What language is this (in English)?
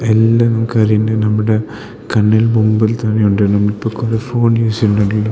Malayalam